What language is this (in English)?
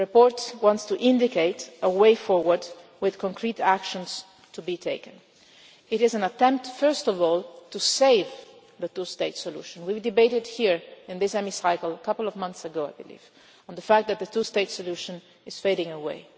English